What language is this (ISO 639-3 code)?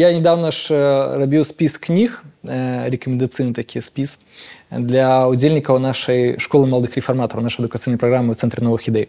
rus